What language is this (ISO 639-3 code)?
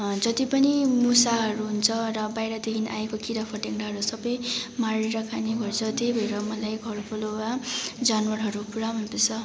nep